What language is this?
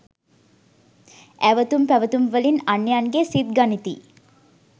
Sinhala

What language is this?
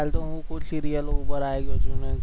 Gujarati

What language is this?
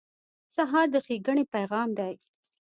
Pashto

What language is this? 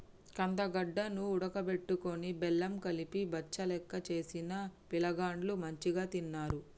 Telugu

